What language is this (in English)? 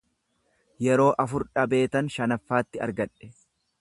Oromo